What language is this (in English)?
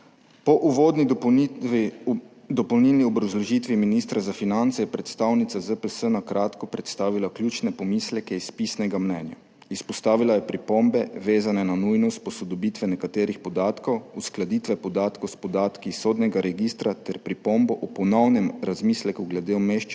Slovenian